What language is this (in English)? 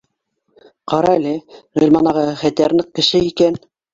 Bashkir